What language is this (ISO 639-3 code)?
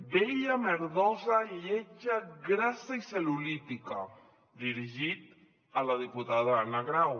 cat